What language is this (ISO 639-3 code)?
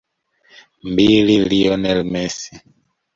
swa